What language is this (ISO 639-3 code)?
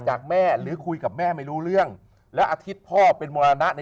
tha